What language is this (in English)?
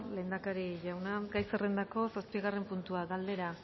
Basque